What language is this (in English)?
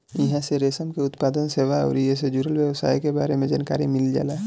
Bhojpuri